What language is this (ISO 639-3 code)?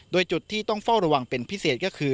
tha